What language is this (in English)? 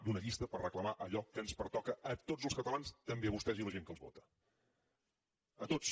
Catalan